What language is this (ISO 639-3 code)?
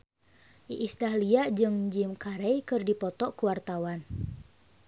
sun